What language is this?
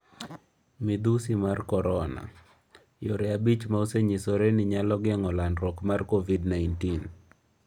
Luo (Kenya and Tanzania)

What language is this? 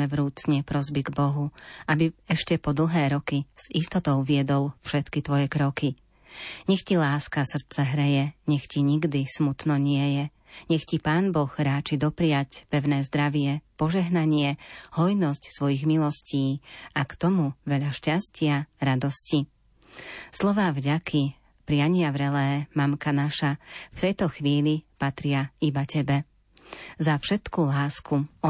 Slovak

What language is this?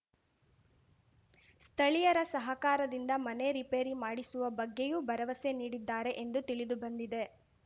Kannada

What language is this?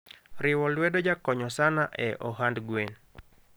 Luo (Kenya and Tanzania)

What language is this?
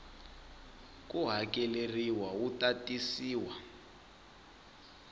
Tsonga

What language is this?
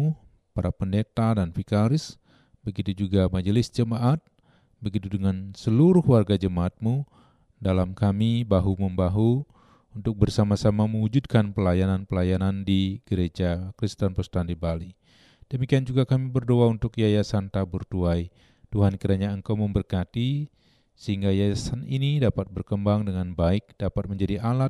Indonesian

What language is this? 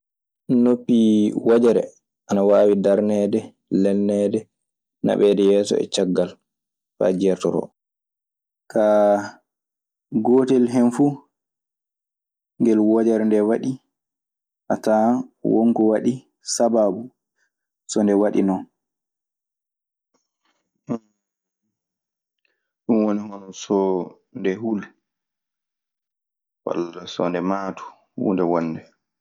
Maasina Fulfulde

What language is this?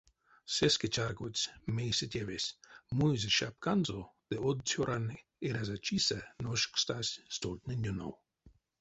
Erzya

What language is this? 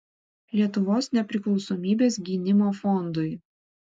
Lithuanian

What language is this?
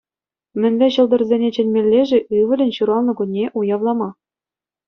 Chuvash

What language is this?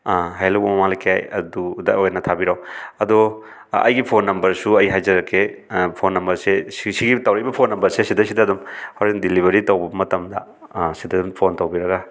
Manipuri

